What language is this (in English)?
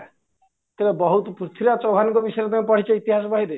Odia